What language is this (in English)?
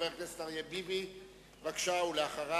Hebrew